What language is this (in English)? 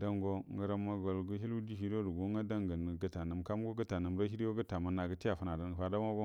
Buduma